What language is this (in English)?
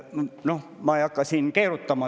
Estonian